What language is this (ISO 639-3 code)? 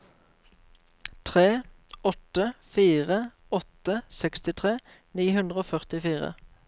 nor